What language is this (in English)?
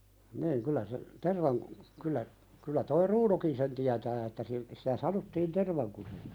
Finnish